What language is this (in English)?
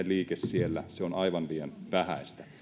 Finnish